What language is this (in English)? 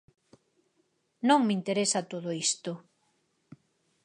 Galician